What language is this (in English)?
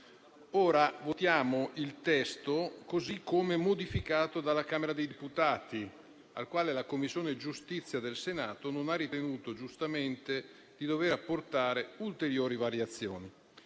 Italian